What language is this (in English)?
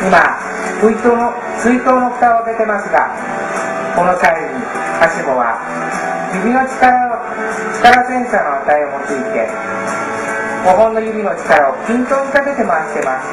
Japanese